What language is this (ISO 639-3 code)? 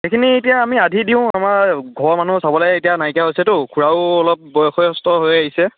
asm